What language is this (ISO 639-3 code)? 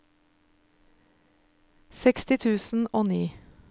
nor